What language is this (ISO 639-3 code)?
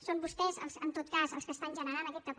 cat